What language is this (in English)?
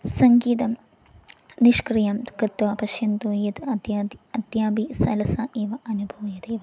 Sanskrit